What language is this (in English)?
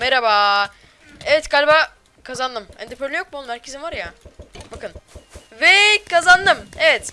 Turkish